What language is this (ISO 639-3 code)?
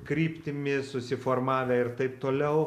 lit